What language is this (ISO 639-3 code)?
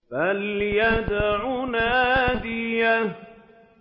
ara